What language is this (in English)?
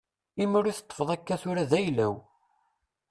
Kabyle